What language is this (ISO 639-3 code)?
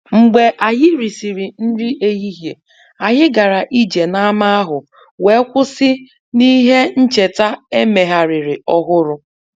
ibo